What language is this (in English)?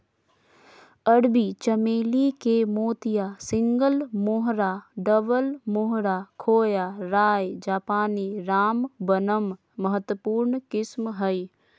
Magahi